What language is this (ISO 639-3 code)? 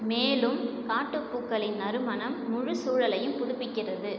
tam